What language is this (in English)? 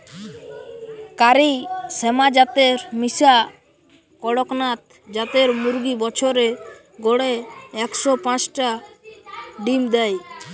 Bangla